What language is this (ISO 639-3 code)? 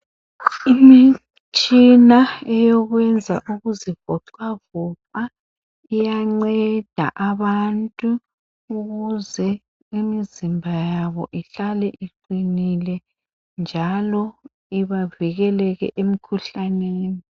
nde